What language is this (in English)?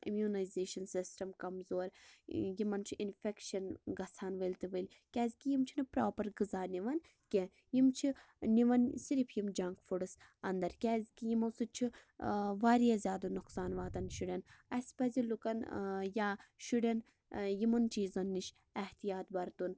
Kashmiri